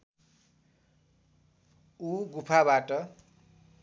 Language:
Nepali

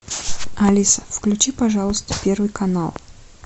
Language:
Russian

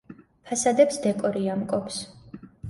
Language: Georgian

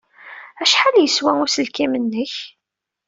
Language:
Kabyle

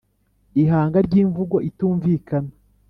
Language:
Kinyarwanda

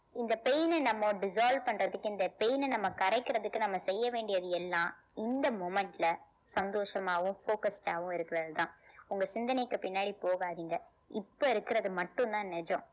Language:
Tamil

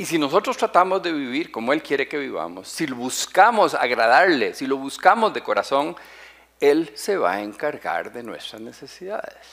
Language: Spanish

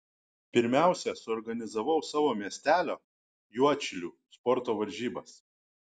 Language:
Lithuanian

